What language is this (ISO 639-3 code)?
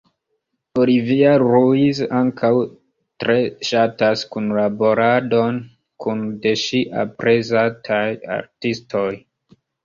epo